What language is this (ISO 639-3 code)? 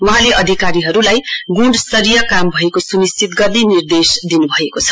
nep